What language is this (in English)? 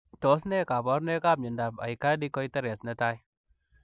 Kalenjin